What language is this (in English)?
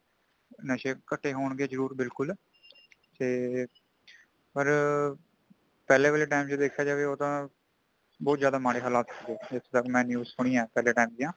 Punjabi